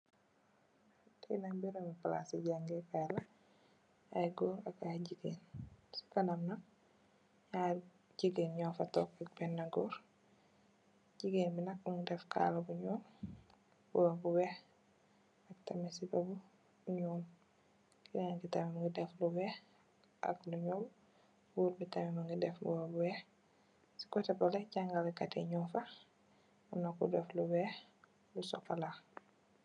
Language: Wolof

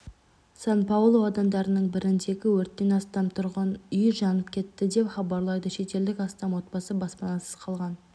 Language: Kazakh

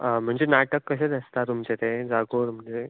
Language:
Konkani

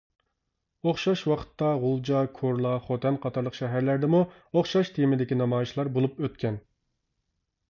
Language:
Uyghur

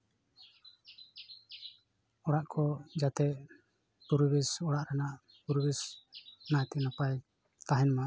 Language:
Santali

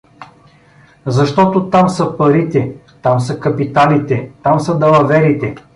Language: Bulgarian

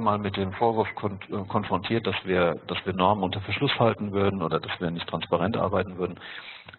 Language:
German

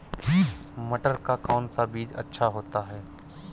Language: Hindi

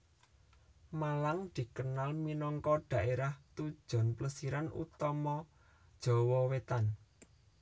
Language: Javanese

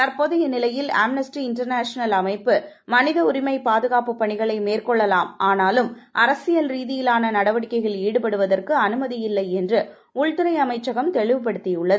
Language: Tamil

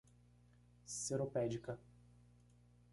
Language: Portuguese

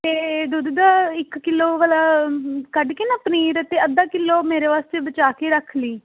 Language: Punjabi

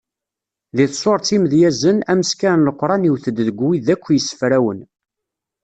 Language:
Kabyle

